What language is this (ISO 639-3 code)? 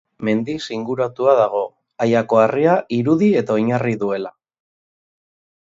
eus